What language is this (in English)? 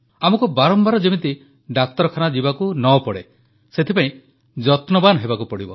Odia